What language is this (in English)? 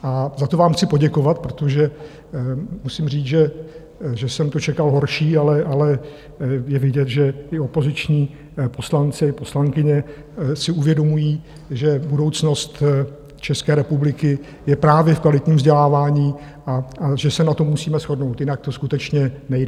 Czech